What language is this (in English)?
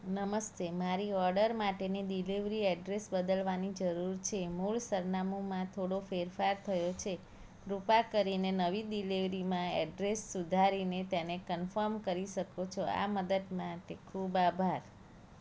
Gujarati